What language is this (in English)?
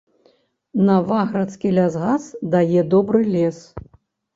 Belarusian